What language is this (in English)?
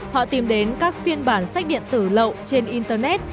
Vietnamese